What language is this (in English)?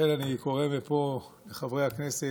Hebrew